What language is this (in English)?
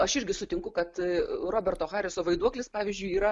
Lithuanian